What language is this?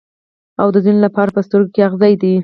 Pashto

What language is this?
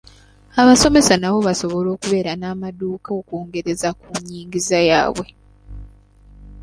Ganda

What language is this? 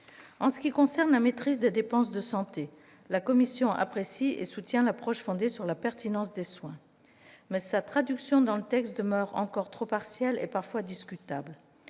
French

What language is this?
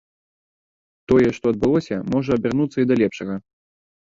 Belarusian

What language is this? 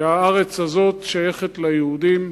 Hebrew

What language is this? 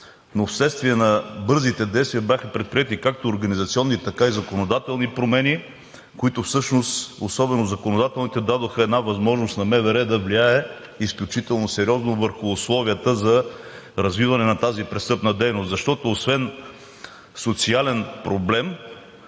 Bulgarian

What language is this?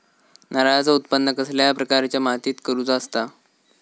Marathi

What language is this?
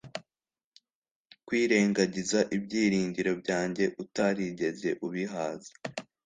Kinyarwanda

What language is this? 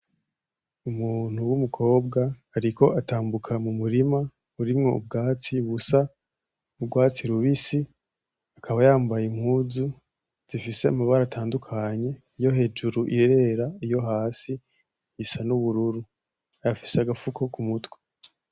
Rundi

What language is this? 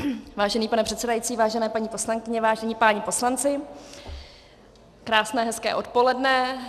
Czech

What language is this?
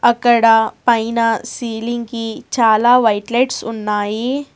Telugu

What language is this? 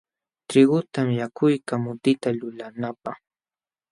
Jauja Wanca Quechua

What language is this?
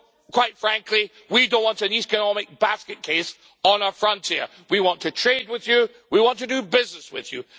English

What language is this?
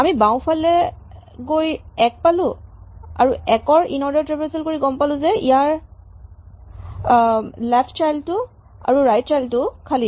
Assamese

